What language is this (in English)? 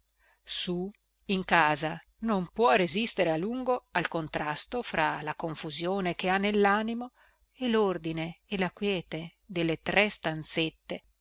Italian